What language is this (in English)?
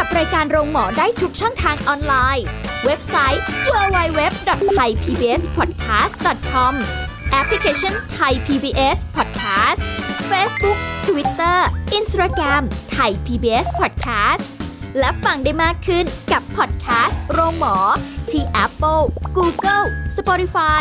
Thai